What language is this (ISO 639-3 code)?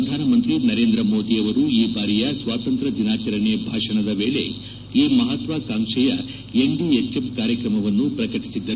kan